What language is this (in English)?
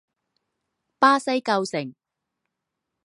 Chinese